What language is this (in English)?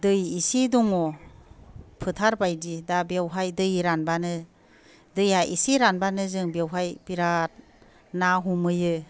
Bodo